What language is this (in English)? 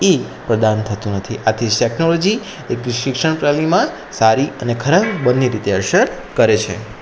Gujarati